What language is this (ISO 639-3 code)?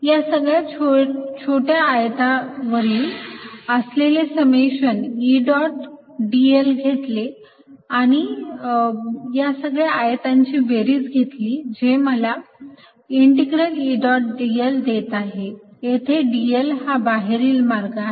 mar